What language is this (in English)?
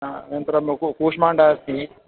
Sanskrit